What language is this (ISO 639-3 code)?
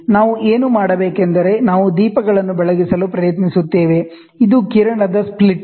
kan